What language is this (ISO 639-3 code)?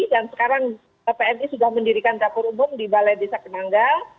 ind